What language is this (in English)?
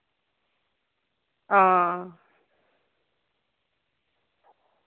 Dogri